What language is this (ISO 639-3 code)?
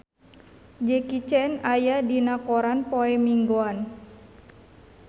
sun